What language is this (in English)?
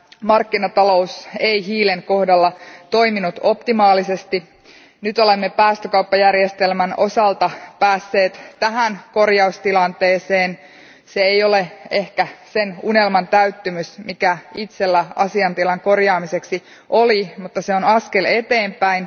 Finnish